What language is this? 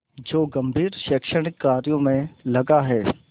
Hindi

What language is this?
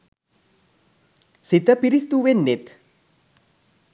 Sinhala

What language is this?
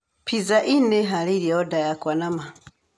Kikuyu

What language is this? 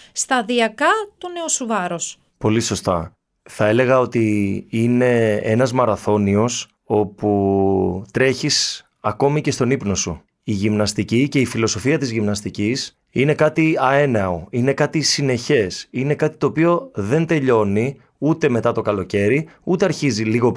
Greek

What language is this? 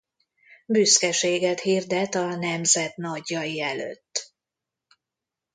Hungarian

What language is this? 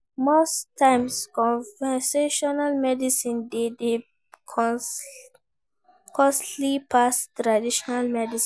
Nigerian Pidgin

